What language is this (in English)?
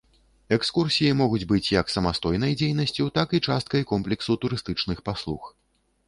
Belarusian